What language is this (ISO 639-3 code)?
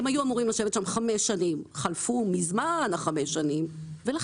heb